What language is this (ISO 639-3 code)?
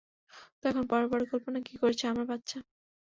ben